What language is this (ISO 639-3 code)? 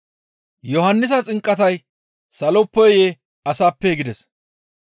gmv